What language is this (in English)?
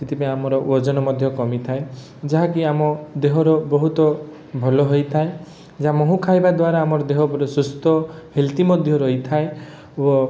Odia